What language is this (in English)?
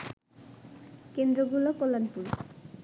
Bangla